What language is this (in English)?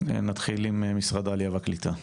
Hebrew